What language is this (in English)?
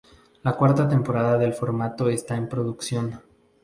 Spanish